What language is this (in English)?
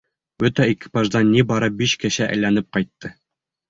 Bashkir